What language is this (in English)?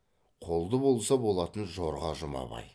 Kazakh